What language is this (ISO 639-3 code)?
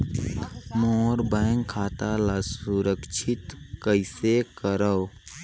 hne